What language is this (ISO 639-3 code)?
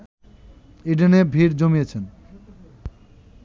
ben